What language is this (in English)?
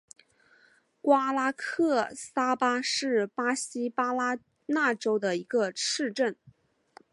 Chinese